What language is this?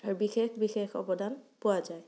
Assamese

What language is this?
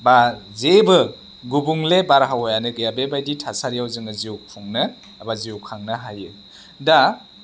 Bodo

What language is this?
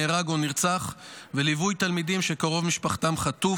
Hebrew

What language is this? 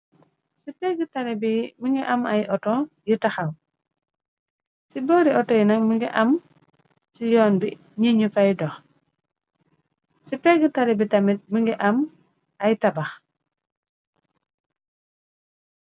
Wolof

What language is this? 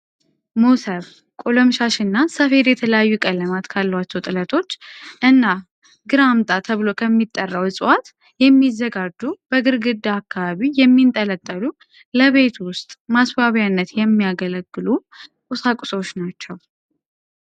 Amharic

